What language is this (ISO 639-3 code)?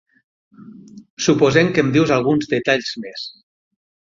cat